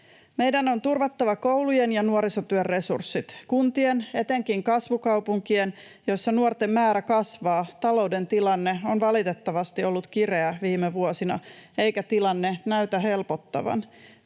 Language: Finnish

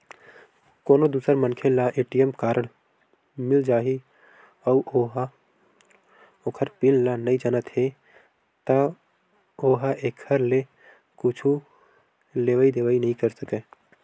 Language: Chhattisgarhi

